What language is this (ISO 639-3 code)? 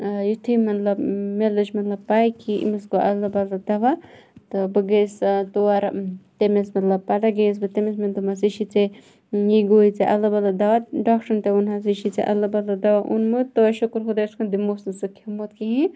kas